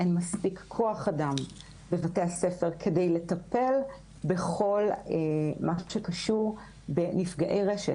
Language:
Hebrew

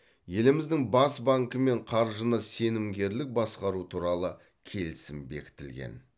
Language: Kazakh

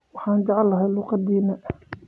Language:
Somali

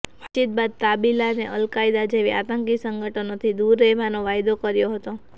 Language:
Gujarati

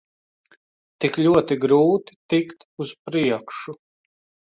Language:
Latvian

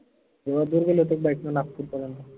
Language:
Marathi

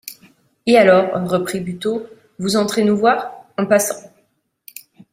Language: French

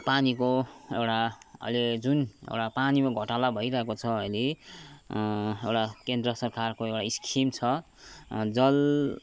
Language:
Nepali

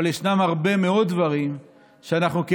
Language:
Hebrew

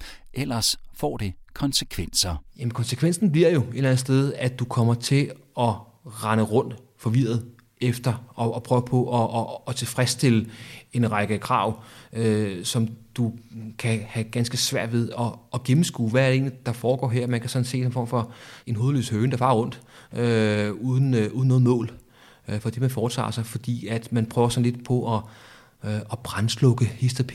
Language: Danish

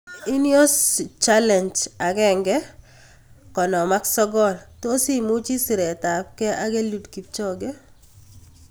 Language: Kalenjin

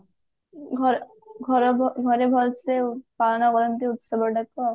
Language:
Odia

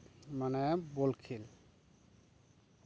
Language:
Santali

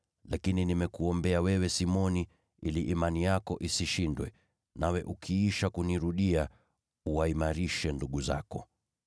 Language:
Swahili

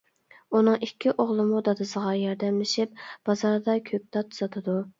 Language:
Uyghur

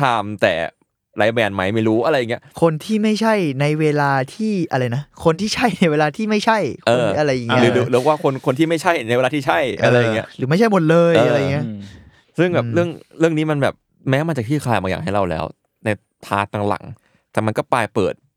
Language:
Thai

